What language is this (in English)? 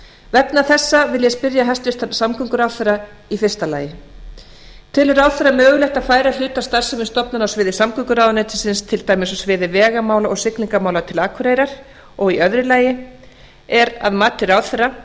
Icelandic